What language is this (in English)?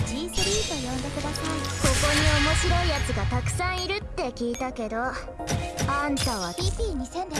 Japanese